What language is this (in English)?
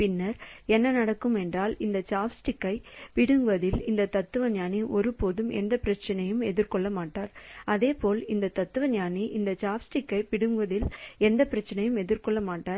Tamil